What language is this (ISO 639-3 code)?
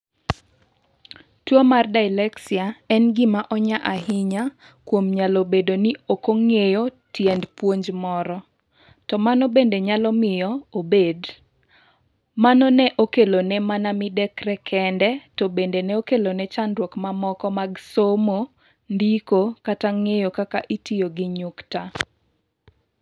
luo